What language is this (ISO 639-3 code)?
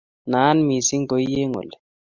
kln